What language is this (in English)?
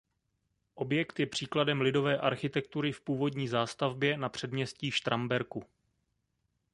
Czech